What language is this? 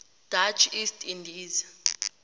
Tswana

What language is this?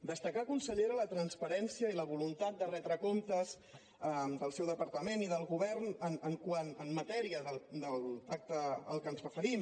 Catalan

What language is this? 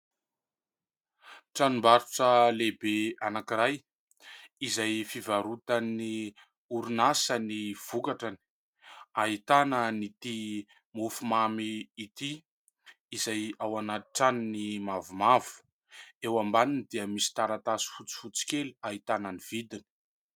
Malagasy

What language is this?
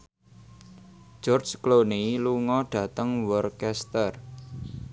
Javanese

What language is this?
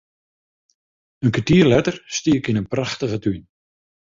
Western Frisian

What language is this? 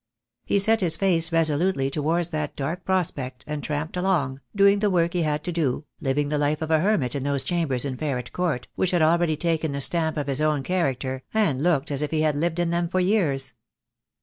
English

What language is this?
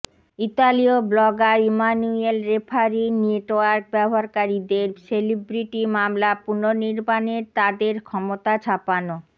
Bangla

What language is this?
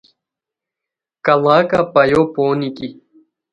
Khowar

